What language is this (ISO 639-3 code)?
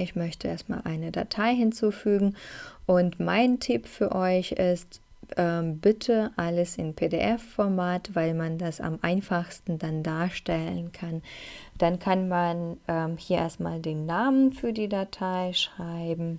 deu